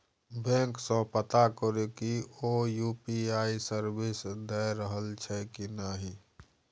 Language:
Maithili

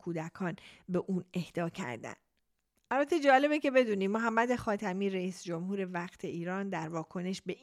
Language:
Persian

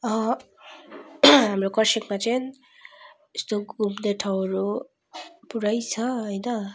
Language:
Nepali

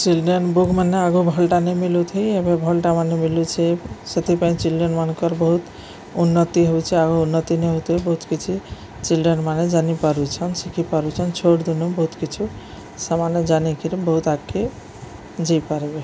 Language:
Odia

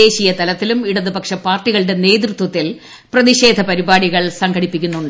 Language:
Malayalam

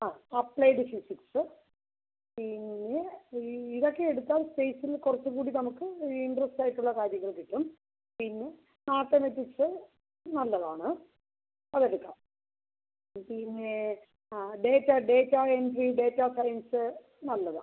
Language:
Malayalam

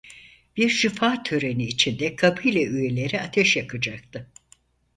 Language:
Turkish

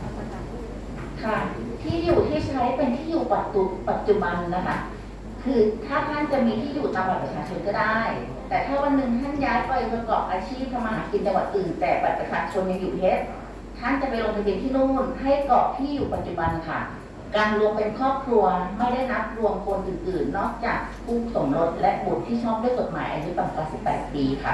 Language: Thai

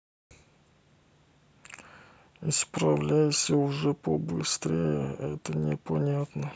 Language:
Russian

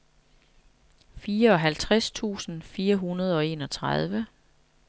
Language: Danish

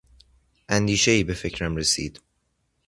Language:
Persian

